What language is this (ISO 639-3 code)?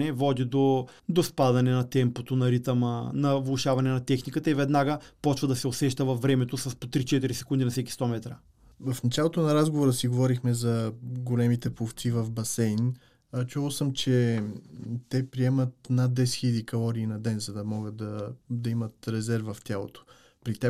bul